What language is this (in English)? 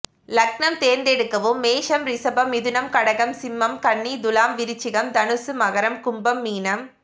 Tamil